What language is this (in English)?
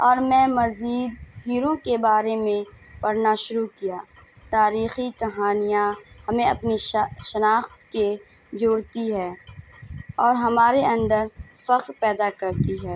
Urdu